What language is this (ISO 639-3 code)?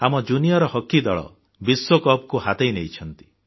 ori